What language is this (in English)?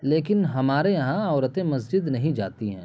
Urdu